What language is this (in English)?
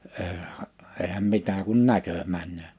Finnish